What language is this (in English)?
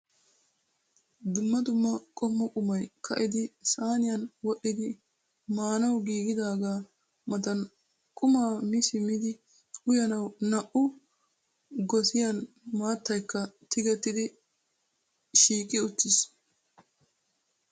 Wolaytta